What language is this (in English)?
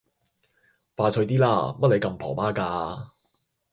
Cantonese